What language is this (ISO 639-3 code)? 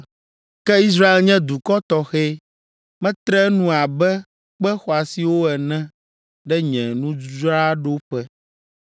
ewe